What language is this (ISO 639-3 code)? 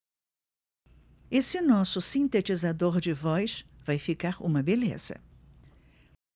por